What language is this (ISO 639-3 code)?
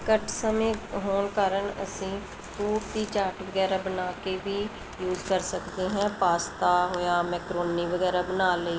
pan